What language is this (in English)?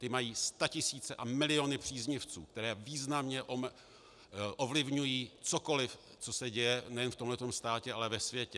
Czech